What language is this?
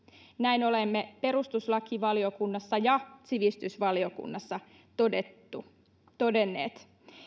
Finnish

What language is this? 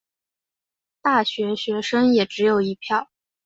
Chinese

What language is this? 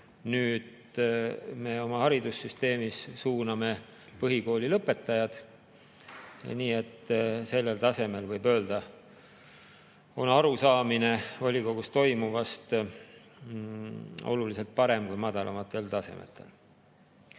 Estonian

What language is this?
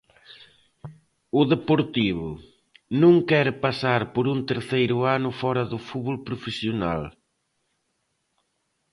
Galician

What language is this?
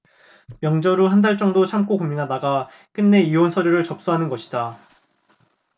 Korean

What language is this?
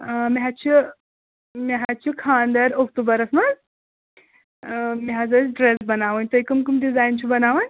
Kashmiri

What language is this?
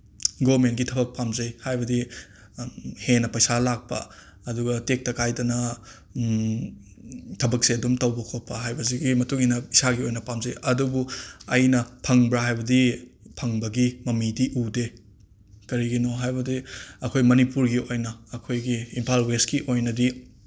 Manipuri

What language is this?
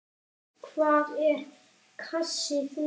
Icelandic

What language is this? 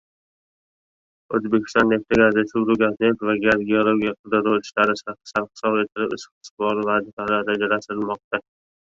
Uzbek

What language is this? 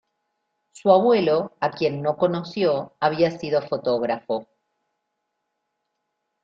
Spanish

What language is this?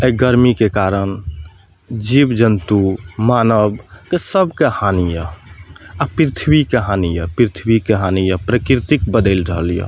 Maithili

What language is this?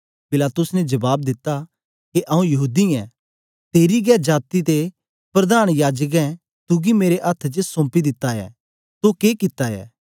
Dogri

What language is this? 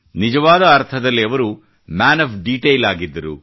Kannada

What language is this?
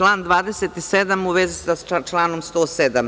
Serbian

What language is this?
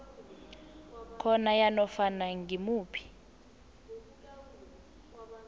South Ndebele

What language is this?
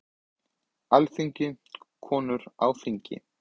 Icelandic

